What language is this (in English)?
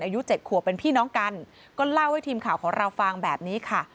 Thai